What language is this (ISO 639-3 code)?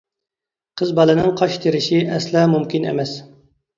uig